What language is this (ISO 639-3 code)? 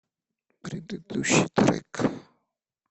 rus